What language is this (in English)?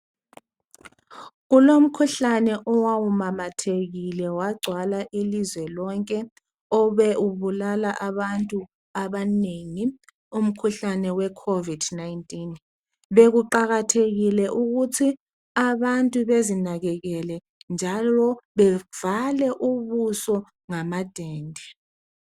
North Ndebele